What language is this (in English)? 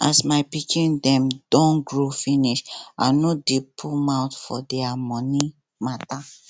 Nigerian Pidgin